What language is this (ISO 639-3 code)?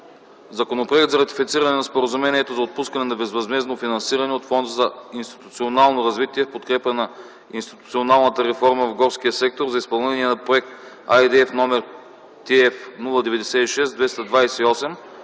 bul